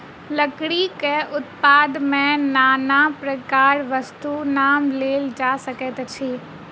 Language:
Maithili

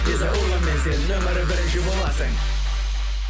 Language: Kazakh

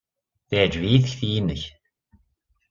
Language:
Kabyle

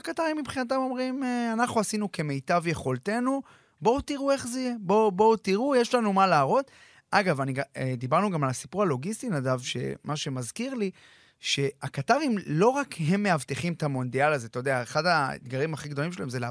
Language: Hebrew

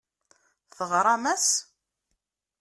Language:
Kabyle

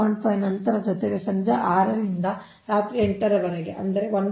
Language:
Kannada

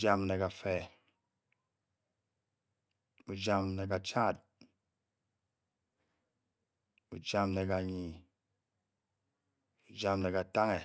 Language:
Bokyi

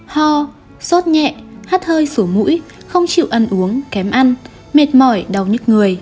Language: Vietnamese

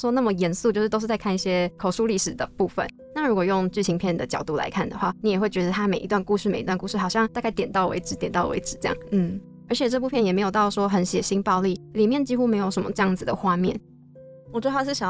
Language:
Chinese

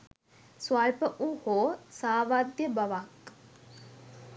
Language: Sinhala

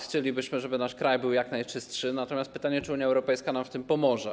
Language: Polish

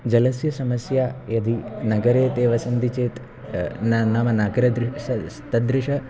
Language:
Sanskrit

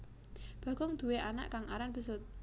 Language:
Javanese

